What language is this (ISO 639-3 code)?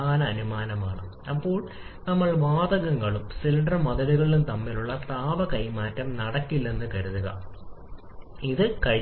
mal